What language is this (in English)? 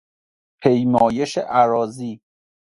Persian